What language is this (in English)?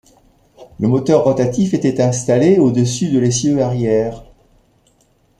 French